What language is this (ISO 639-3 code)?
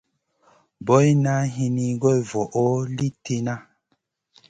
mcn